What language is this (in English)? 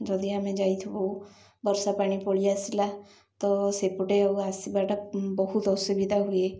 Odia